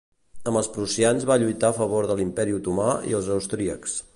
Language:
Catalan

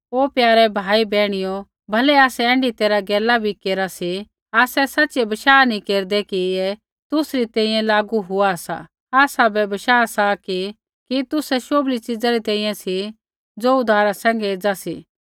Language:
Kullu Pahari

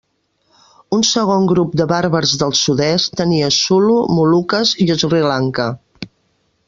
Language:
Catalan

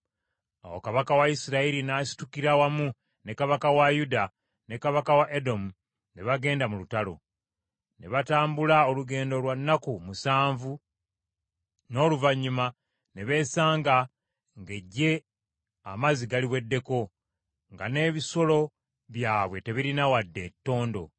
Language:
Ganda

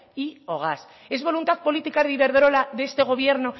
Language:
Spanish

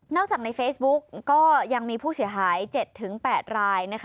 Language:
Thai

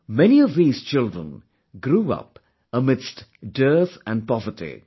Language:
English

